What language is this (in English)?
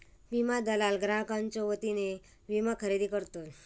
Marathi